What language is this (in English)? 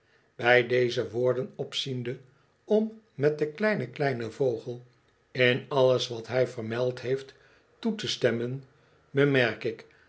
Dutch